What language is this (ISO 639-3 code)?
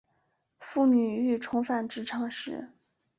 zho